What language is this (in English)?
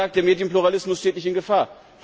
German